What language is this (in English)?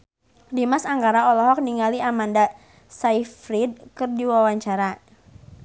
Sundanese